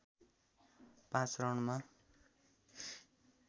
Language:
Nepali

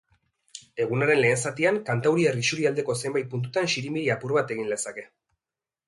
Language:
Basque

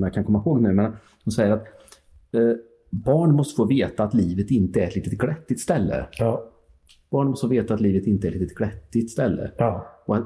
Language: Swedish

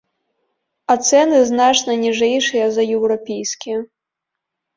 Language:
Belarusian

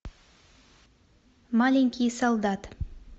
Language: Russian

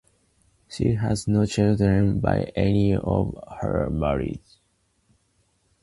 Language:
English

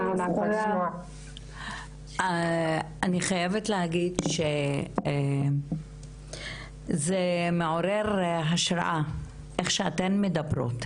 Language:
Hebrew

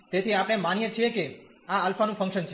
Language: Gujarati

